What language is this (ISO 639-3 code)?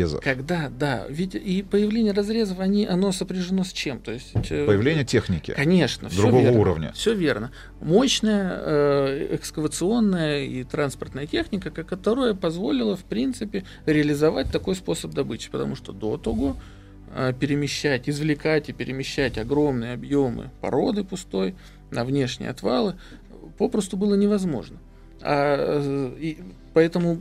rus